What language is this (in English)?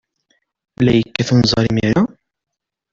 Kabyle